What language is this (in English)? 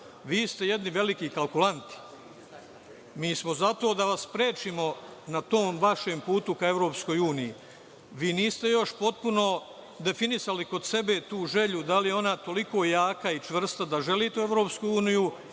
Serbian